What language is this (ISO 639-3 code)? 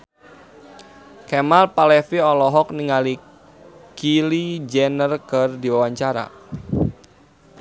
sun